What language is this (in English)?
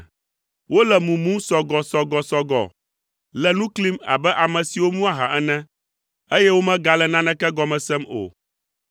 Ewe